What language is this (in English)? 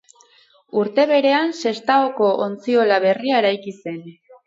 Basque